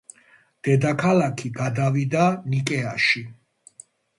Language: Georgian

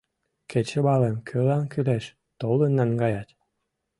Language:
Mari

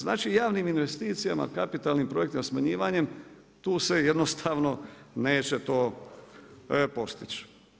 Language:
Croatian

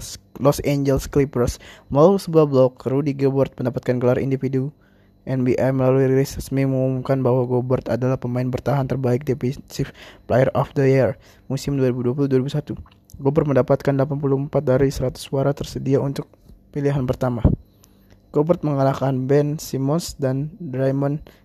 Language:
Indonesian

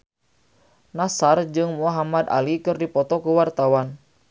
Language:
Sundanese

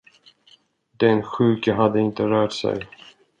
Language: Swedish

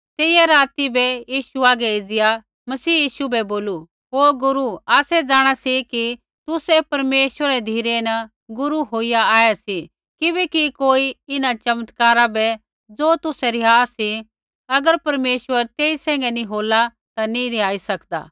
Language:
Kullu Pahari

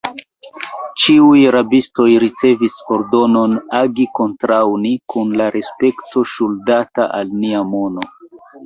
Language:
Esperanto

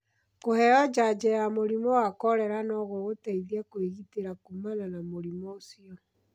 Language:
Kikuyu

